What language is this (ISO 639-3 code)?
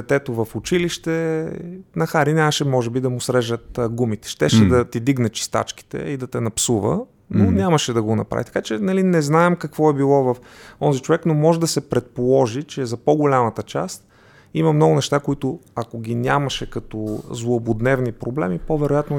bul